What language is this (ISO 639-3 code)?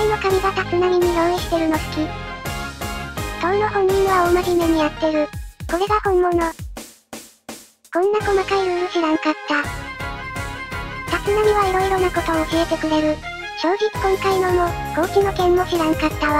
jpn